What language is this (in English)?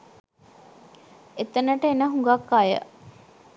Sinhala